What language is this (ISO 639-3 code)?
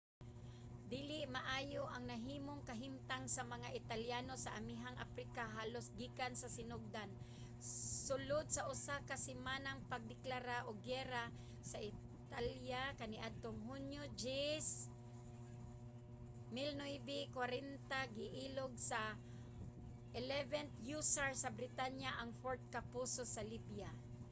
ceb